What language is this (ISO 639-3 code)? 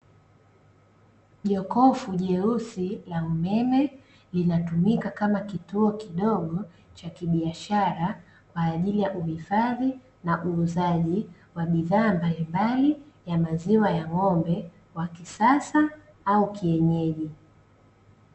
swa